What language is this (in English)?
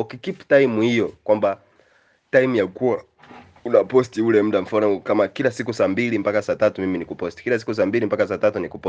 Swahili